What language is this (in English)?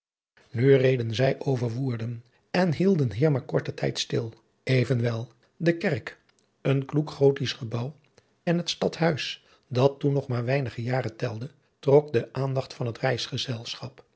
Dutch